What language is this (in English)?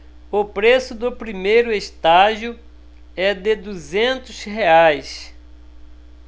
Portuguese